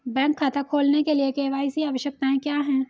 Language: Hindi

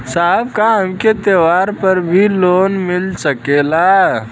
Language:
Bhojpuri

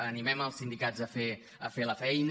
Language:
Catalan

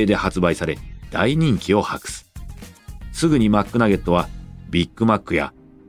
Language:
Japanese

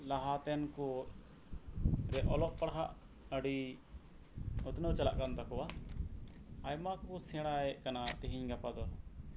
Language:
Santali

